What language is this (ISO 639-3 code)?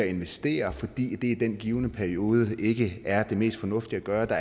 dan